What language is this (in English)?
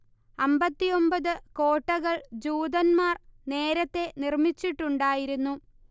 Malayalam